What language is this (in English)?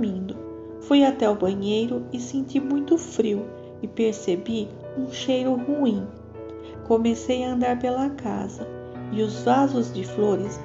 Portuguese